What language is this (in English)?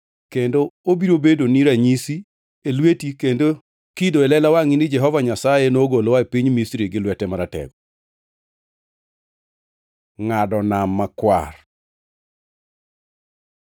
Luo (Kenya and Tanzania)